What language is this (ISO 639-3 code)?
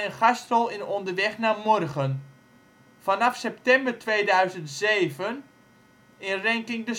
nld